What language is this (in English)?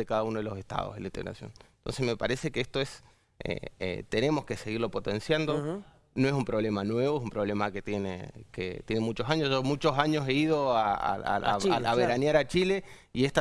Spanish